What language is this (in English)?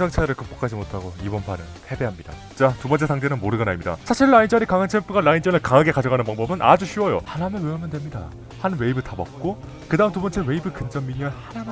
Korean